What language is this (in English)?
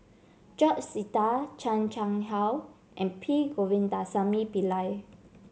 English